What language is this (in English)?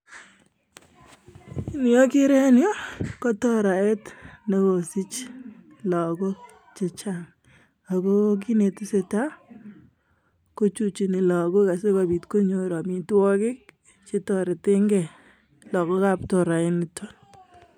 Kalenjin